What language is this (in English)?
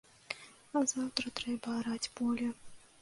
Belarusian